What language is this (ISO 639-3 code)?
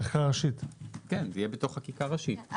heb